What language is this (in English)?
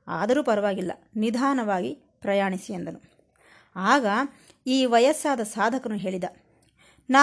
Kannada